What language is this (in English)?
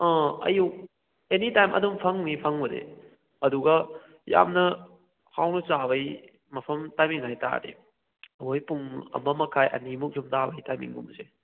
Manipuri